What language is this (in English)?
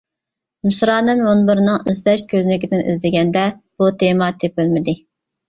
Uyghur